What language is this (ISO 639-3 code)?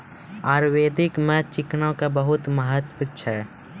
mai